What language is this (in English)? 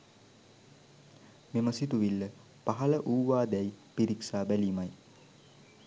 Sinhala